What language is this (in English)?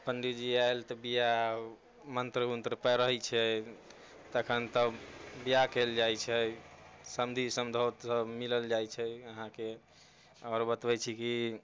Maithili